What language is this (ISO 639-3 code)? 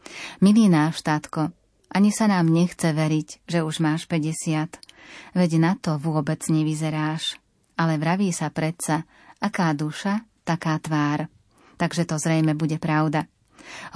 slk